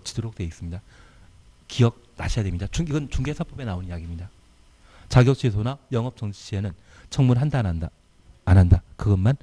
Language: Korean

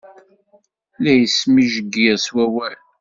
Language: Kabyle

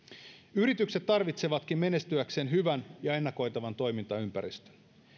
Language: Finnish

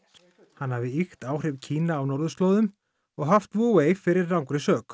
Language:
Icelandic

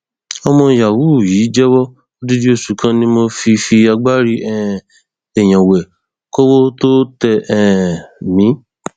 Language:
Yoruba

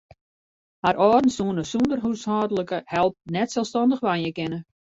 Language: Western Frisian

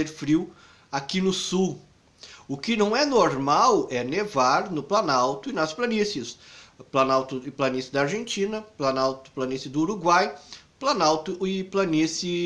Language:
Portuguese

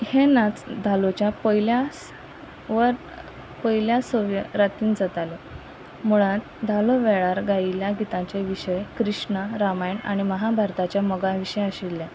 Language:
Konkani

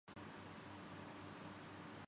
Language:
Urdu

